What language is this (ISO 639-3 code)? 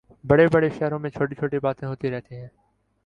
urd